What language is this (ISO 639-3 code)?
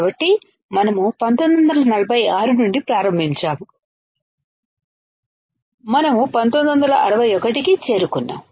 tel